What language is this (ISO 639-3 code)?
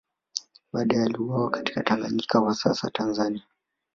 swa